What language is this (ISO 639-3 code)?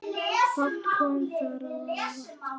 isl